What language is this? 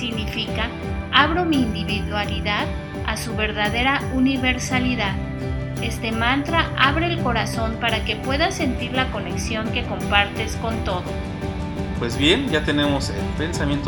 Spanish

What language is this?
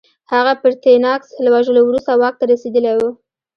Pashto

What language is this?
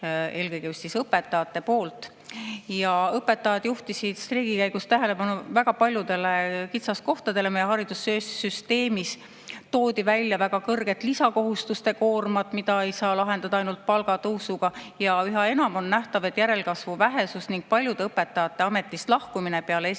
Estonian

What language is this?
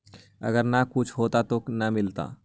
Magahi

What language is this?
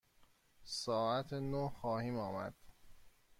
Persian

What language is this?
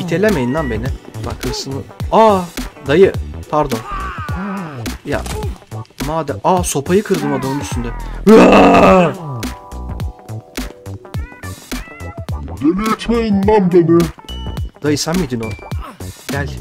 Turkish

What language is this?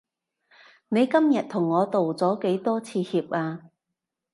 Cantonese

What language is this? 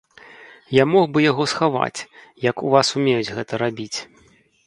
Belarusian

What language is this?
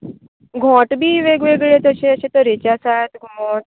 Konkani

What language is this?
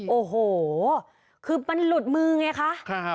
Thai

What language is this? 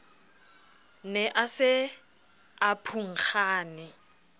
Southern Sotho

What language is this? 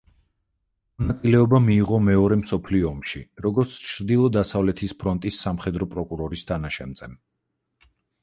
Georgian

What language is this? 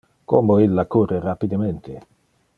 Interlingua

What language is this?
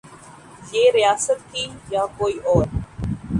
Urdu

